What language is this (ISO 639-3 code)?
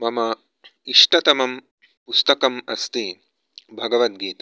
san